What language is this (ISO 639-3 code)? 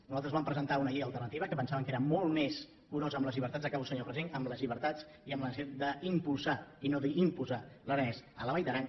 cat